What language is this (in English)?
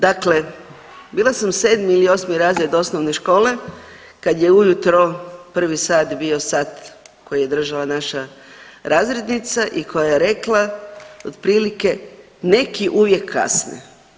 Croatian